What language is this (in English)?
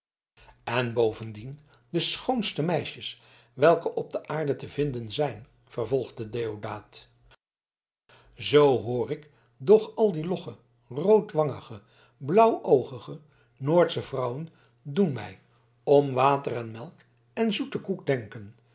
Dutch